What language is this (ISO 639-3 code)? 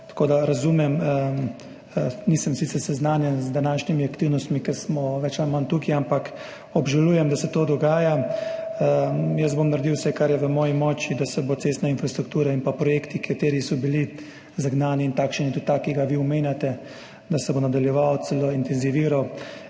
slv